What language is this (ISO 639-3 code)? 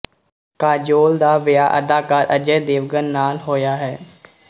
pan